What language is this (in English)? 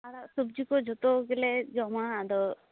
Santali